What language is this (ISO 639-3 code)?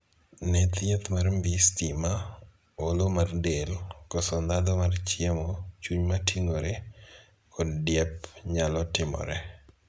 luo